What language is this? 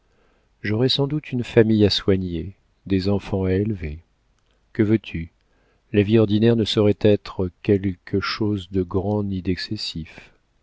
French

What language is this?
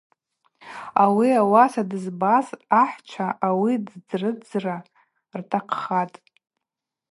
Abaza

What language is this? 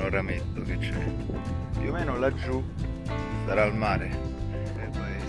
Italian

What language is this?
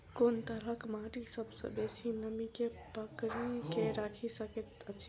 Maithili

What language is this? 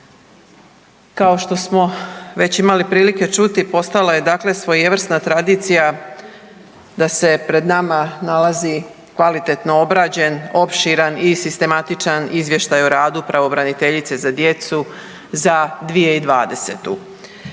Croatian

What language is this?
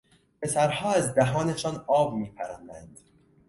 Persian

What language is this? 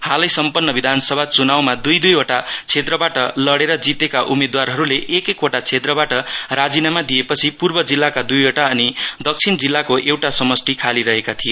Nepali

